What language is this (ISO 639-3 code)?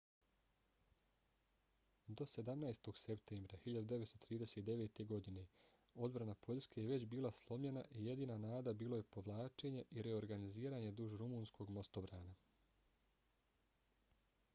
bos